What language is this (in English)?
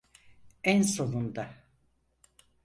Turkish